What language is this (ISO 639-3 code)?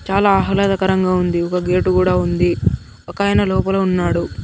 tel